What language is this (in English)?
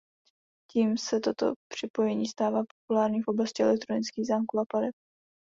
Czech